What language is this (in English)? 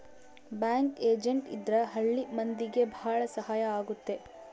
Kannada